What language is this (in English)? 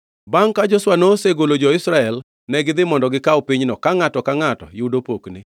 Luo (Kenya and Tanzania)